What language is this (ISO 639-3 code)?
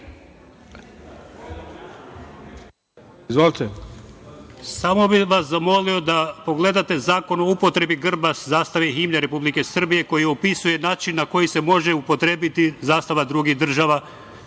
srp